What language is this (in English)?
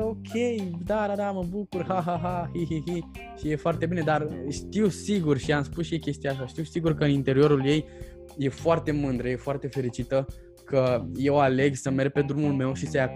Romanian